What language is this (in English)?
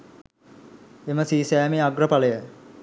Sinhala